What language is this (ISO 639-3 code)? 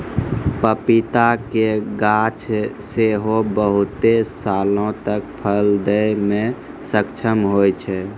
mai